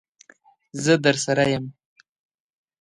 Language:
Pashto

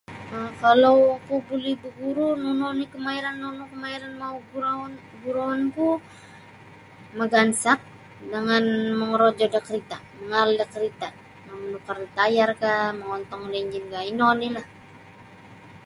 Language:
Sabah Bisaya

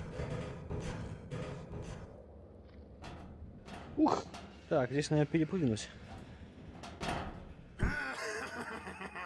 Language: Russian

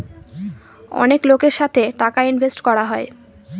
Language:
Bangla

